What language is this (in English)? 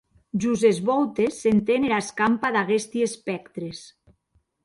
Occitan